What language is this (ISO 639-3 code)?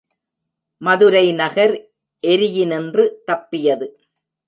tam